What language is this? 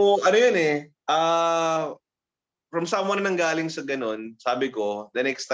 Filipino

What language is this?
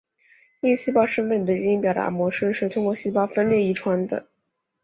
Chinese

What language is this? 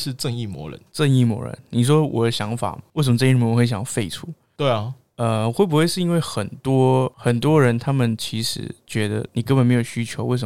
Chinese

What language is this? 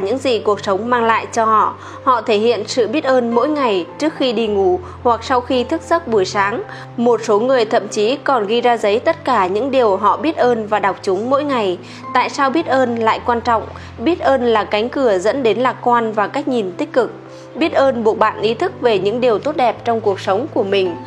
Vietnamese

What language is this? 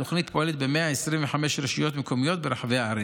Hebrew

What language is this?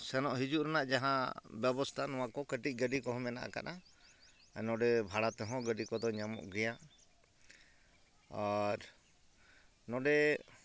Santali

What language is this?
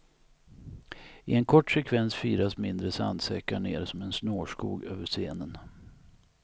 Swedish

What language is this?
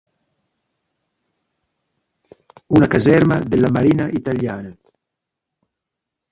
Italian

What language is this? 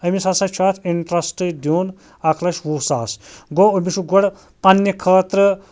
Kashmiri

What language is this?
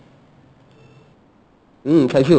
Assamese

